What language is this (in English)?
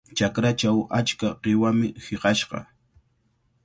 Cajatambo North Lima Quechua